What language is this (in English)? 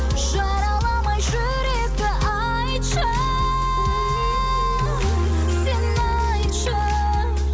Kazakh